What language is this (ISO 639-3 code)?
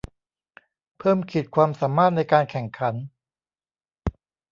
tha